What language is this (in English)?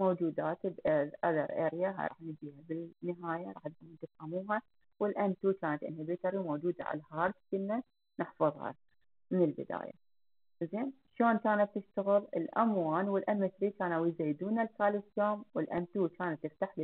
Arabic